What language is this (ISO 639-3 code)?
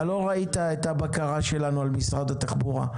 heb